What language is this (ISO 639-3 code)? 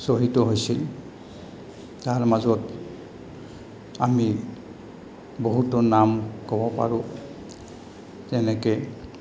asm